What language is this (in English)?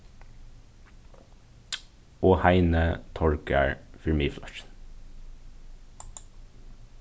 Faroese